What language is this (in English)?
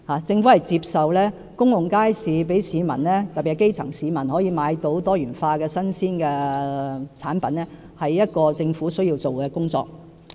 Cantonese